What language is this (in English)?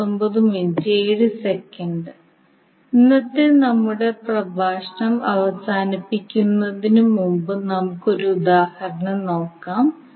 Malayalam